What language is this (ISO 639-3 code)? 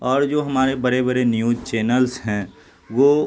urd